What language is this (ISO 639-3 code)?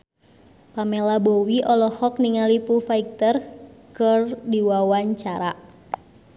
sun